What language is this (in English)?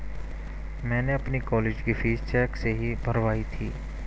Hindi